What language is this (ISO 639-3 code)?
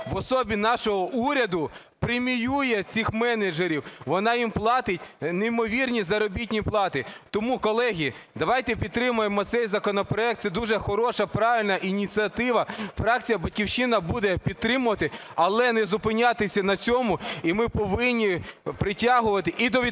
ukr